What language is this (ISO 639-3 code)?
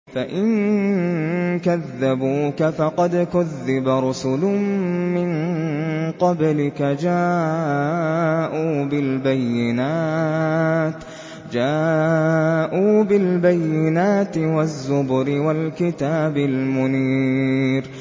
ara